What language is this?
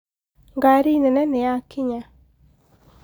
Kikuyu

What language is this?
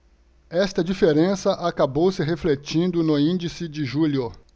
Portuguese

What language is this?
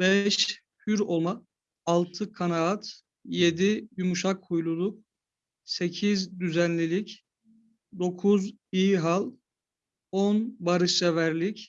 Turkish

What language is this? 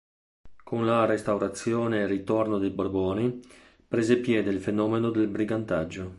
Italian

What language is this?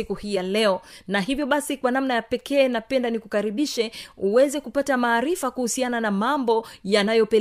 Swahili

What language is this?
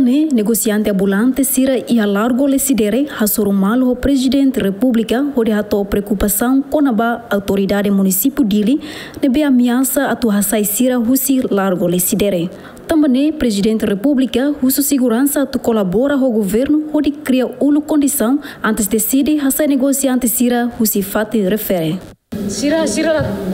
Romanian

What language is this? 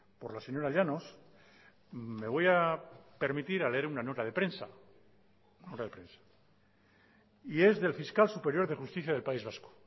Spanish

